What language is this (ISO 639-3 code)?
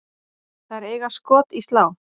isl